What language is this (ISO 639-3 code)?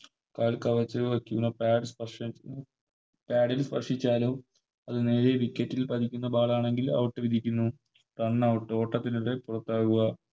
mal